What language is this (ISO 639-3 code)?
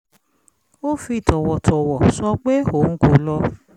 yor